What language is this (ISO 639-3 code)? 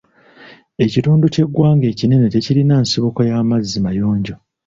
lug